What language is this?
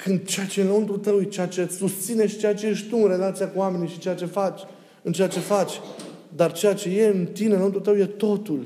Romanian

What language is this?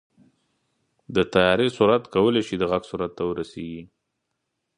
Pashto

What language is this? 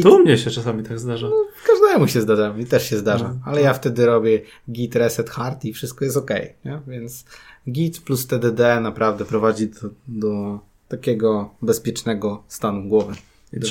Polish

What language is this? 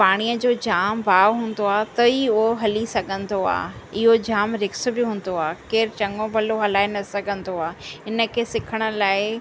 Sindhi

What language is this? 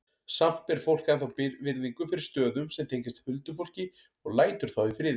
Icelandic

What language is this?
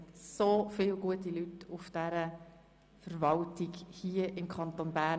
Swiss German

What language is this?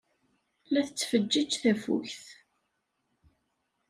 Kabyle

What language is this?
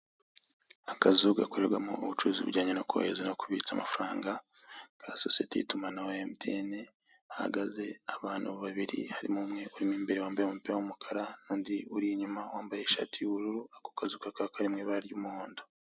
Kinyarwanda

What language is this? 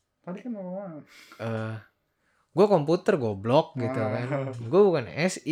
Indonesian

